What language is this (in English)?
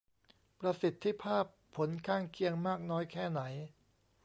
Thai